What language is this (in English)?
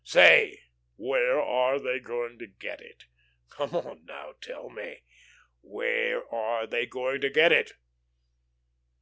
English